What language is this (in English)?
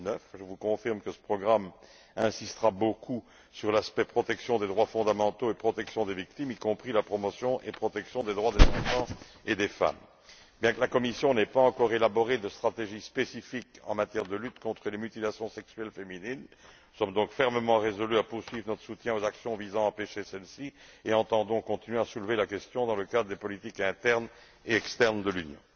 French